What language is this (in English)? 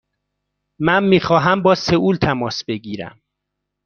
Persian